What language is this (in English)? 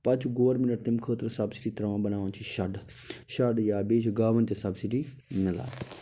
Kashmiri